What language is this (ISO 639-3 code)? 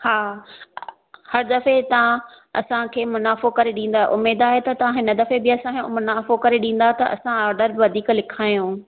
snd